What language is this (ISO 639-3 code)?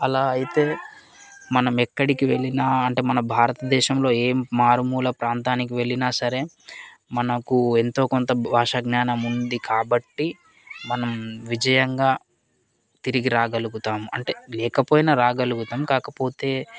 tel